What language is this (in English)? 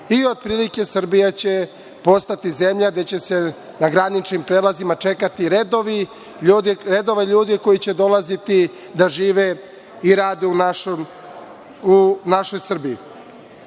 Serbian